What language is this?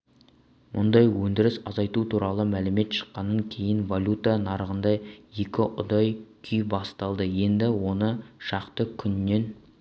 Kazakh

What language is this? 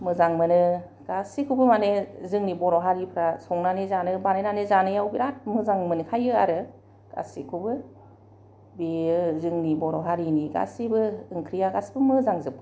Bodo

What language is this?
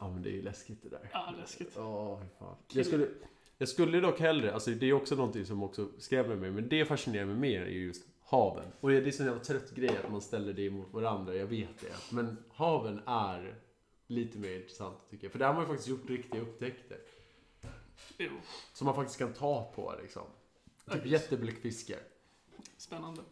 Swedish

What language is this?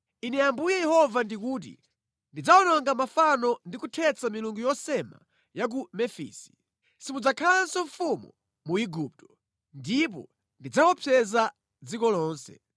Nyanja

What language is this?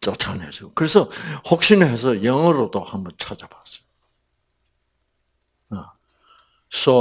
Korean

